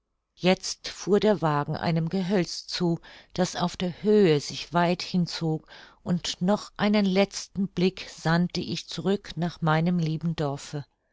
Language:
German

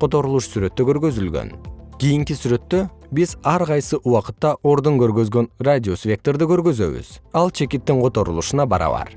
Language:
Kyrgyz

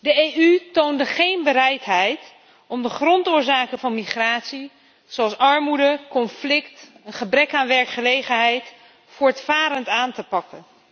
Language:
Dutch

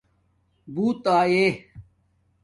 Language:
Domaaki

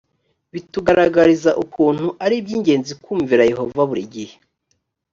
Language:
Kinyarwanda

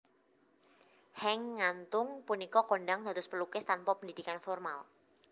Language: Javanese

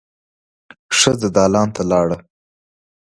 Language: Pashto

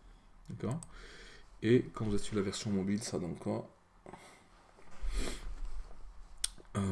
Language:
French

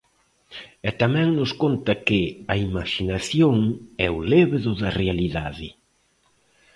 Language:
Galician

